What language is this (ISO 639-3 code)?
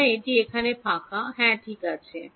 ben